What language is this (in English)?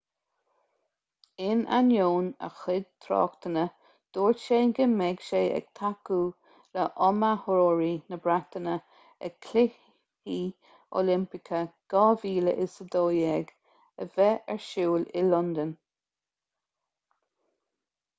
Irish